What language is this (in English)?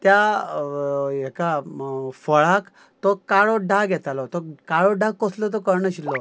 Konkani